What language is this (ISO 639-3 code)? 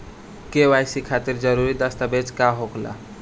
bho